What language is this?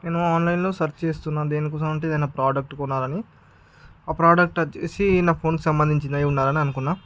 Telugu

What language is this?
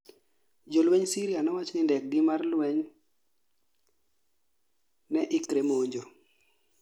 Luo (Kenya and Tanzania)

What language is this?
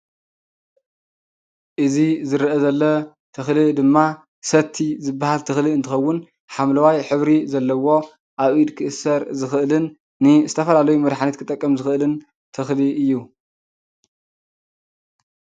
Tigrinya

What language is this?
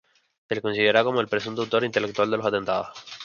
Spanish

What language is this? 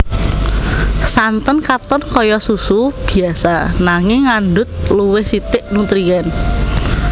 Javanese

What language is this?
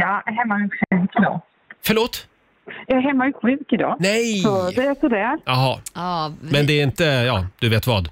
Swedish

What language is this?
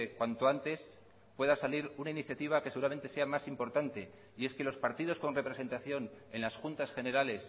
Spanish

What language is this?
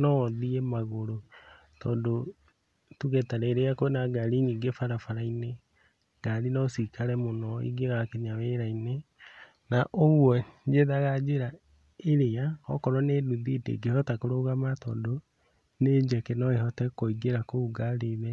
Kikuyu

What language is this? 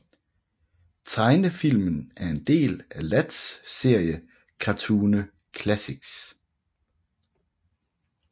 Danish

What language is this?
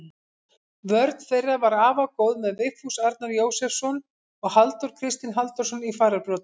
Icelandic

